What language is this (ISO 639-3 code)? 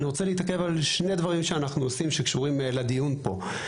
heb